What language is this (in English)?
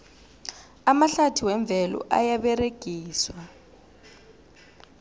South Ndebele